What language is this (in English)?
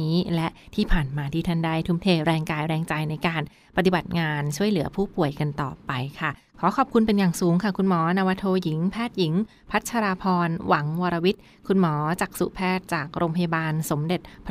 Thai